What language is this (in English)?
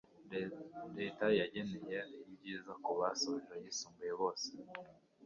Kinyarwanda